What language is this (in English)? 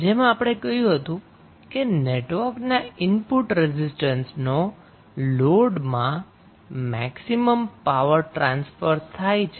Gujarati